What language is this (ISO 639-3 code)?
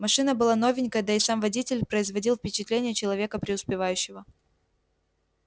rus